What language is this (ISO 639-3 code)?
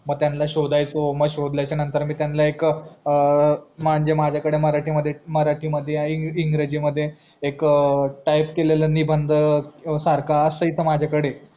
mar